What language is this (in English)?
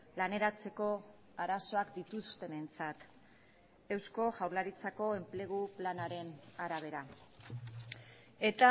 Basque